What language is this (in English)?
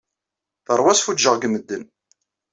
Kabyle